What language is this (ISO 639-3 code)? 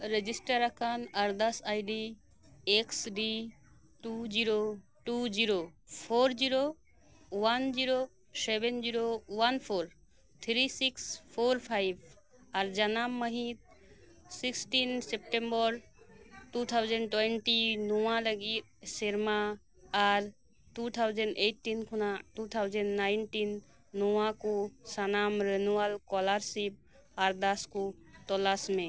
sat